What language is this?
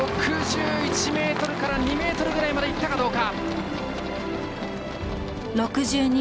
Japanese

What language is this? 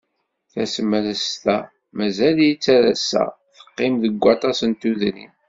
Kabyle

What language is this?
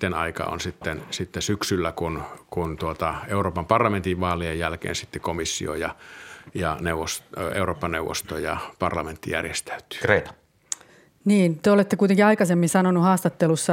Finnish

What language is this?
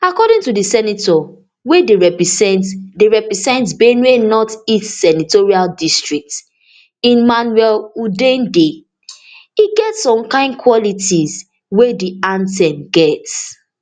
Nigerian Pidgin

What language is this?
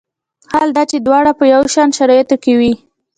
Pashto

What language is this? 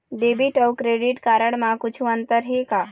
Chhattisgarhi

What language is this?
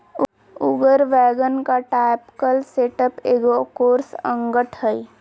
Magahi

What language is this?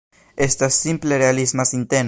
Esperanto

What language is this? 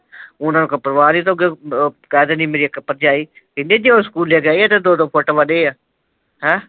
Punjabi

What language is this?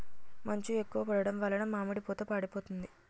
Telugu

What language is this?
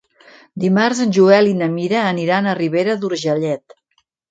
Catalan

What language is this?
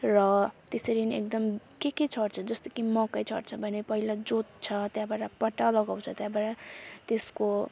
Nepali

